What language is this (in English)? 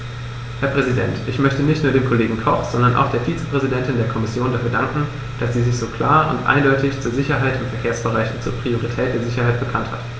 German